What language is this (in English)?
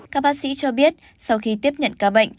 Vietnamese